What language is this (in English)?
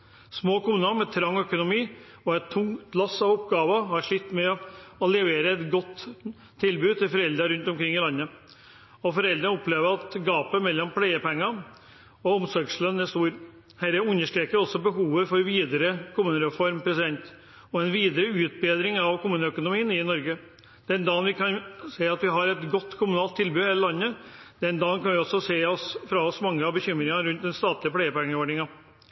Norwegian Bokmål